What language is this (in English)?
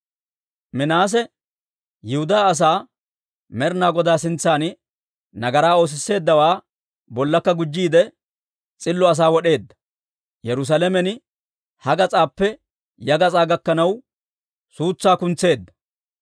Dawro